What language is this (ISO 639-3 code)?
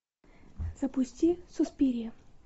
rus